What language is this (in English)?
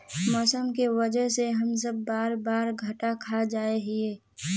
Magahi